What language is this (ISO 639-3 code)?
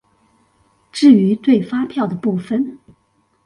zho